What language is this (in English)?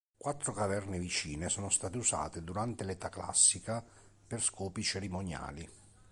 Italian